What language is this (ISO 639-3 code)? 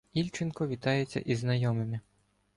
ukr